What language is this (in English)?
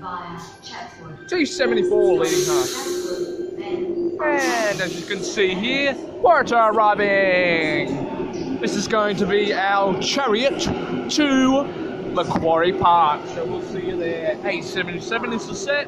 English